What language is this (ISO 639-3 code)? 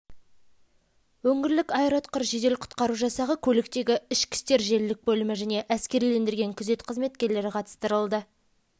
kaz